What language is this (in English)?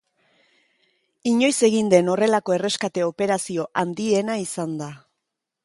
Basque